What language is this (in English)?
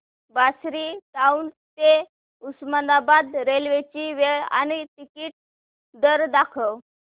Marathi